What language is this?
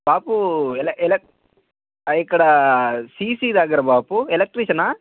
Telugu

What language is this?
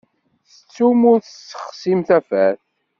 Kabyle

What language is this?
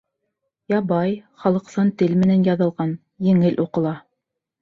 Bashkir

